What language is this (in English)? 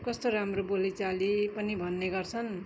Nepali